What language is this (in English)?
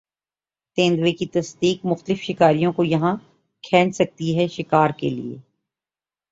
Urdu